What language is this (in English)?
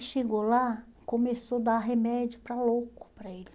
Portuguese